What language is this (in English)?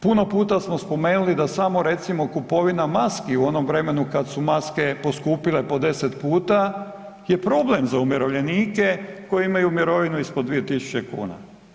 Croatian